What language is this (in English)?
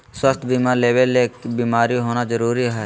Magahi